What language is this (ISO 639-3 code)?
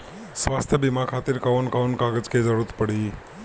bho